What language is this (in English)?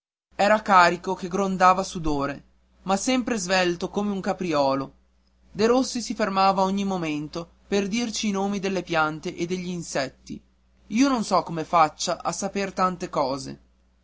Italian